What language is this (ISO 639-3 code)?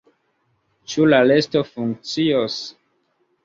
epo